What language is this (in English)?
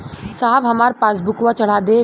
Bhojpuri